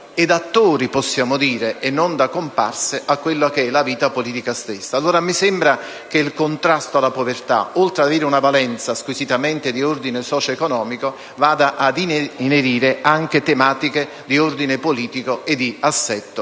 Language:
Italian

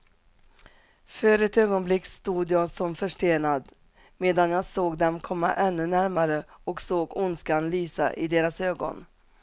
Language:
Swedish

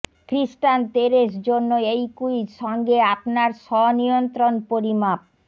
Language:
Bangla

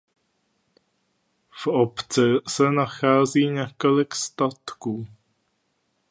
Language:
Czech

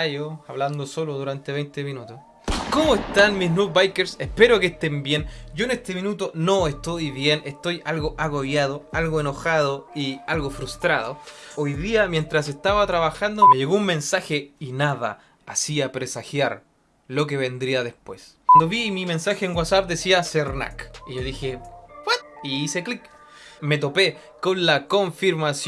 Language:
Spanish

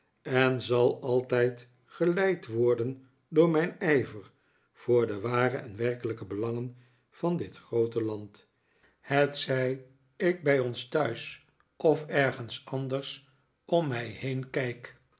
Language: Dutch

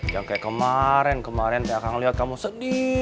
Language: Indonesian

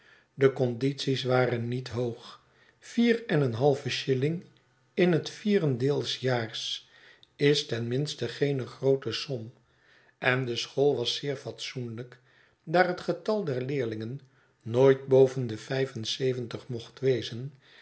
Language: Dutch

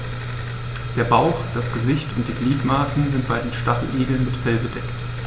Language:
German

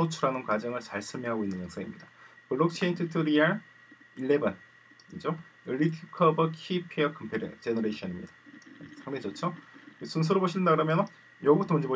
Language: Korean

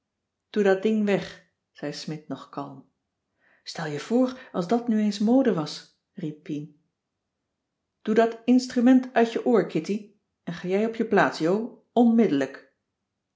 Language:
Dutch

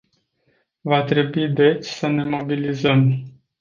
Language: Romanian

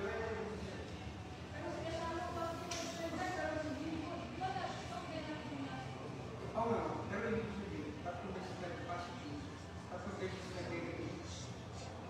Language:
Filipino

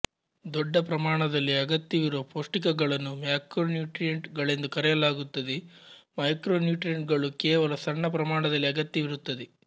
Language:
Kannada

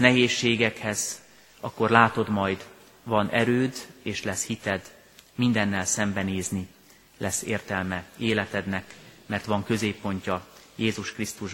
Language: Hungarian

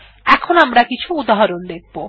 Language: Bangla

